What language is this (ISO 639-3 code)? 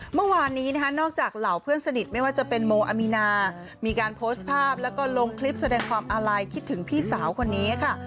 tha